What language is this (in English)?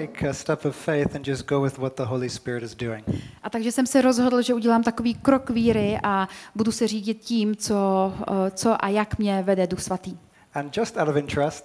Czech